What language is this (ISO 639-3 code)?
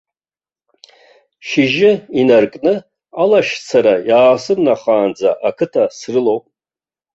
abk